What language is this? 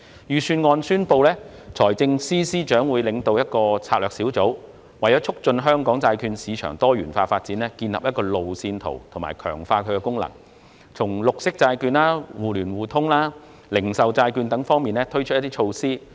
Cantonese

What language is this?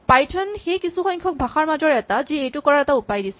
Assamese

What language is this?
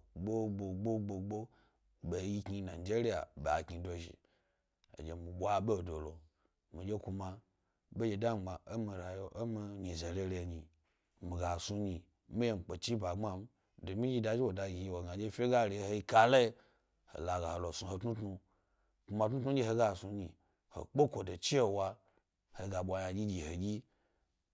Gbari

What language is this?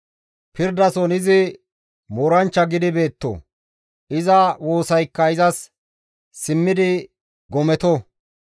Gamo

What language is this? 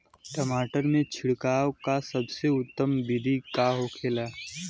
Bhojpuri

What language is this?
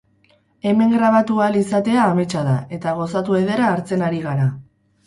Basque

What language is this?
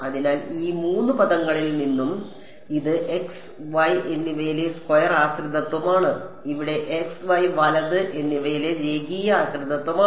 Malayalam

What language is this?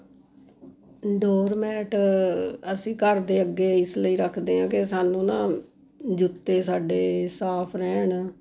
Punjabi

